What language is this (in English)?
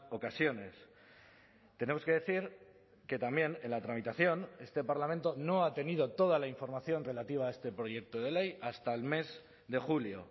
Spanish